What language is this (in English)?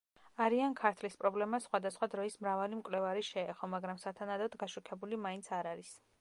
Georgian